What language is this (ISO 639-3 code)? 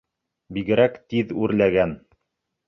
bak